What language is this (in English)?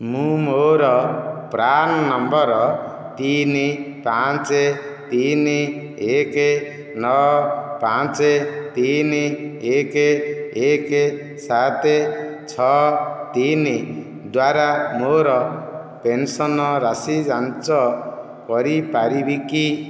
Odia